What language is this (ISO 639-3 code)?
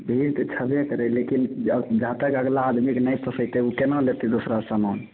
mai